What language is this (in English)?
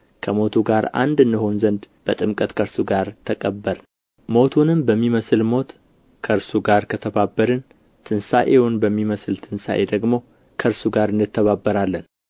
Amharic